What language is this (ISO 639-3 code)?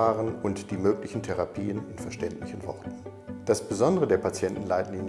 deu